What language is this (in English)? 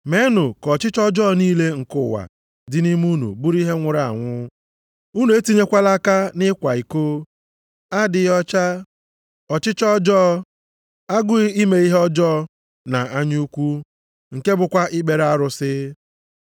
Igbo